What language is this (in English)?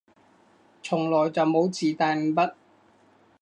Cantonese